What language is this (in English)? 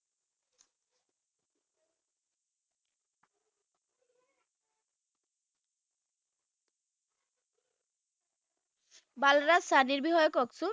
Assamese